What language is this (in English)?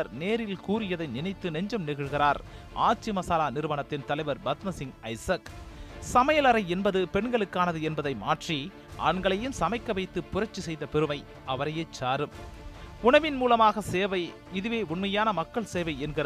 Tamil